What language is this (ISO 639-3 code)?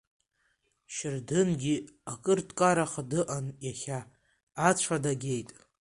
abk